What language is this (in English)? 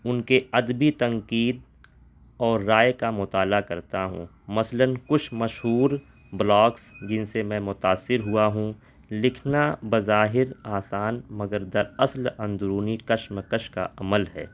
Urdu